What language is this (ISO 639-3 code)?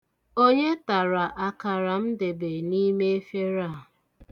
ibo